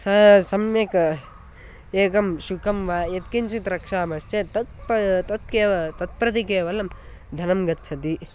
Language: Sanskrit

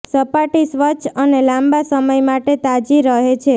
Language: Gujarati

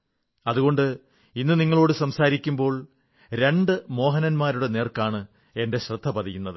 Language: Malayalam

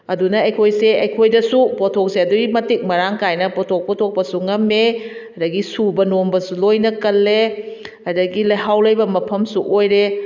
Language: Manipuri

